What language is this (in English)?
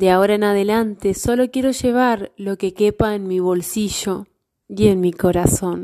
Spanish